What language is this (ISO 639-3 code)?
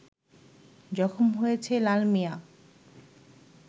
ben